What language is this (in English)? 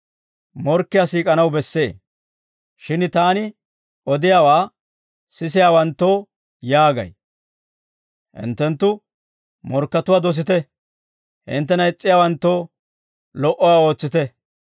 Dawro